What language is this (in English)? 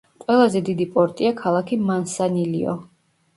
Georgian